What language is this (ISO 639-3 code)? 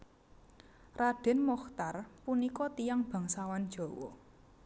jav